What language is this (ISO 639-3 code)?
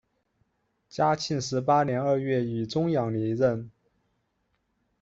zho